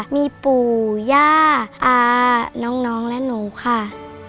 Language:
Thai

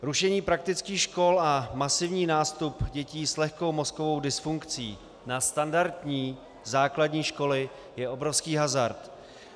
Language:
Czech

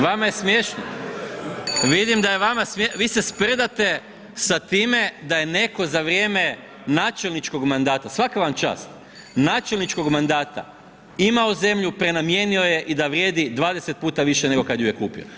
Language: Croatian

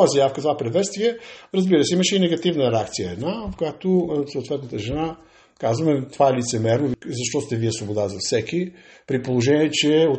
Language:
Bulgarian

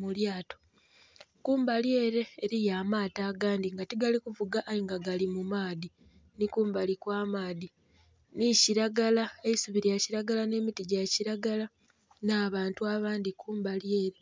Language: Soga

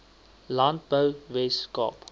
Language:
Afrikaans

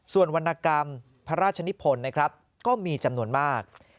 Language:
Thai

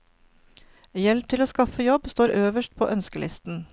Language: Norwegian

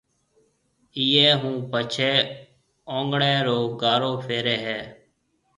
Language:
Marwari (Pakistan)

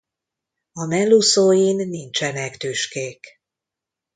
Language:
Hungarian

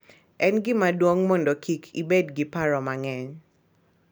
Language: Luo (Kenya and Tanzania)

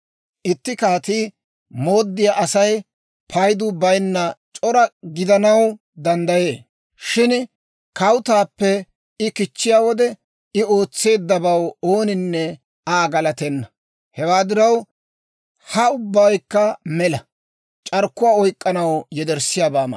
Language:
Dawro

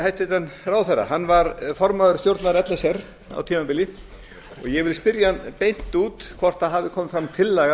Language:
Icelandic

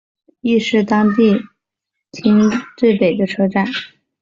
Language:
Chinese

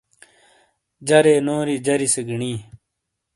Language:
Shina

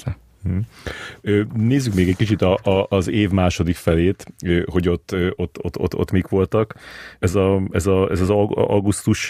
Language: Hungarian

